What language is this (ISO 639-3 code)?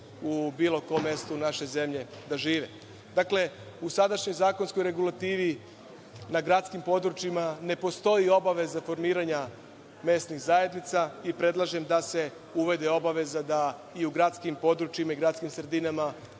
srp